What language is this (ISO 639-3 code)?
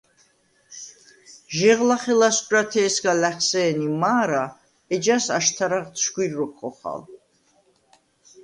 sva